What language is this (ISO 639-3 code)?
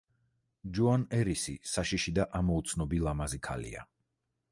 kat